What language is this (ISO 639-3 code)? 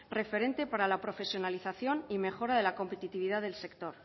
spa